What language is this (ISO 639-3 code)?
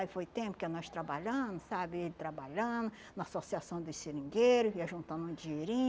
por